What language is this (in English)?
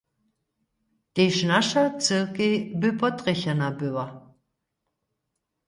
Upper Sorbian